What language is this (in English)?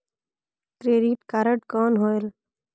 Chhattisgarhi